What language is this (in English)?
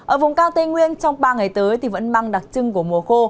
Vietnamese